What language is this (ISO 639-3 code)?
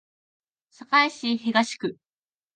jpn